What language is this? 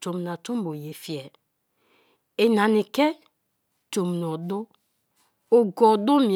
Kalabari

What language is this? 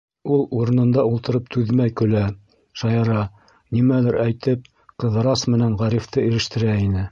Bashkir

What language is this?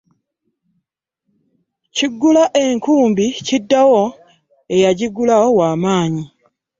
Ganda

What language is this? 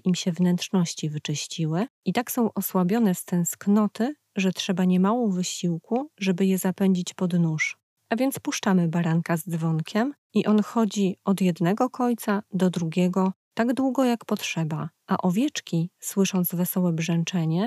Polish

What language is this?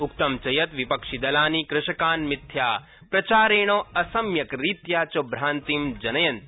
Sanskrit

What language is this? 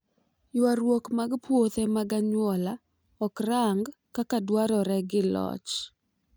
Luo (Kenya and Tanzania)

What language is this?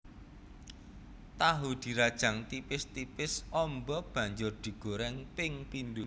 Javanese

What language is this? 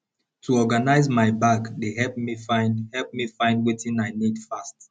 Nigerian Pidgin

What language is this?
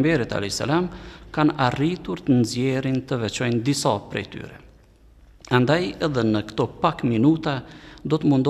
Arabic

